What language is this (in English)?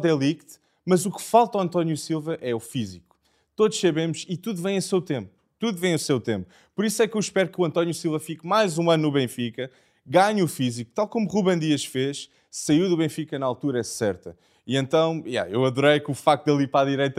Portuguese